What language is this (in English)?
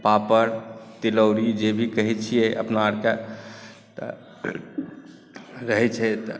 Maithili